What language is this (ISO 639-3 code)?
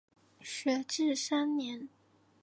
zho